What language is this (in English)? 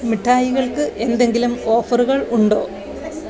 Malayalam